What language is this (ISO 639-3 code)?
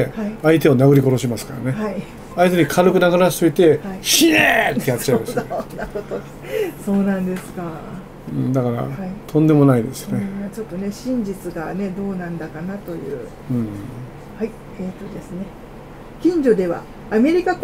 jpn